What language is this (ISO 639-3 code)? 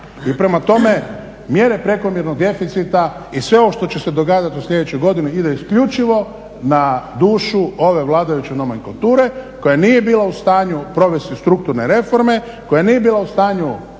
hrv